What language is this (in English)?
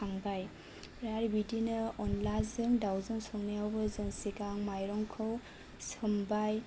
Bodo